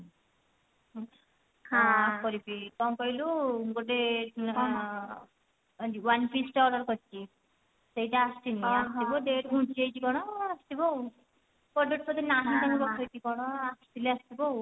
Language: Odia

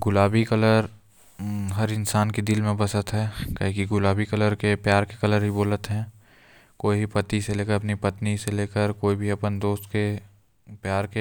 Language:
Korwa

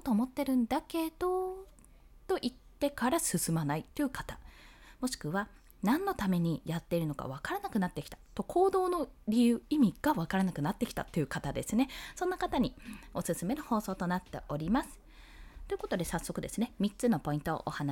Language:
Japanese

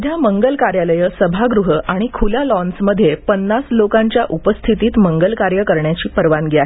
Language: Marathi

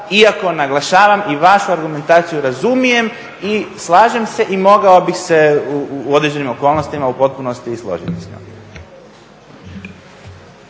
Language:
Croatian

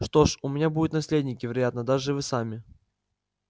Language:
Russian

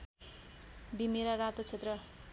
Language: Nepali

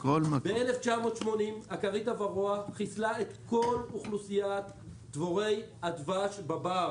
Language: Hebrew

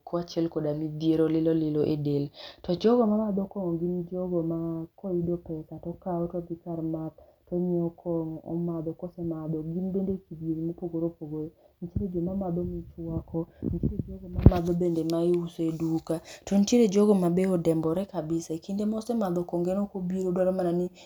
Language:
Luo (Kenya and Tanzania)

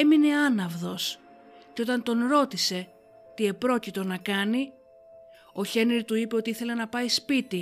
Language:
Greek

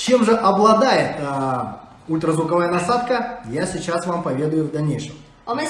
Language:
Russian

